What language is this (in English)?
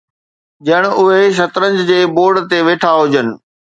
Sindhi